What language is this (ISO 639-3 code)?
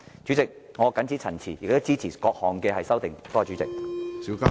yue